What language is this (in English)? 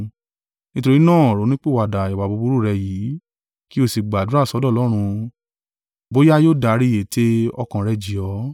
Yoruba